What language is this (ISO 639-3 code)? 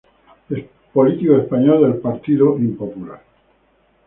spa